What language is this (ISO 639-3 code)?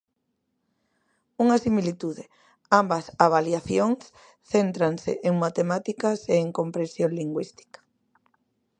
glg